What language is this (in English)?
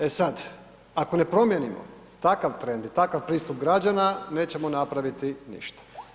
Croatian